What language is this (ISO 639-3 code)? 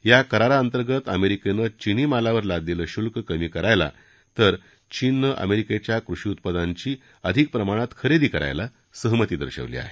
mar